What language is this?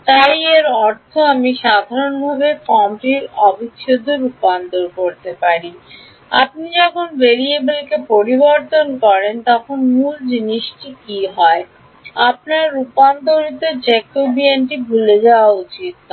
Bangla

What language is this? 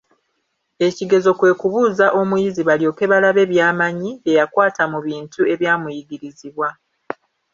Ganda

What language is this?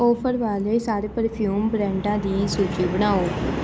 Punjabi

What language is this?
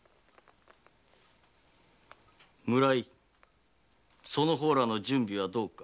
Japanese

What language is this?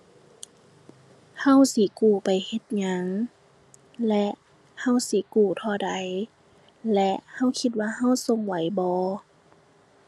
Thai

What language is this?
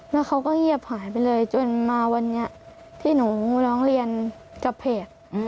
Thai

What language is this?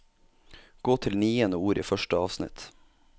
Norwegian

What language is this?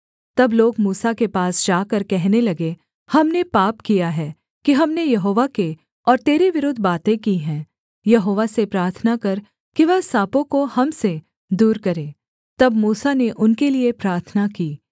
Hindi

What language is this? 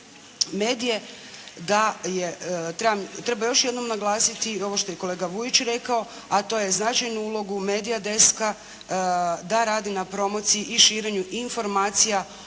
Croatian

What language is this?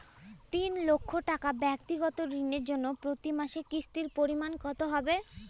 Bangla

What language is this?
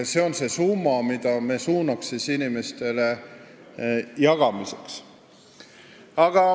Estonian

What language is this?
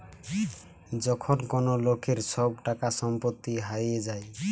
Bangla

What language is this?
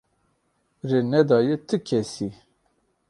Kurdish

